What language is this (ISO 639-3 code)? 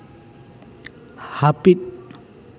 sat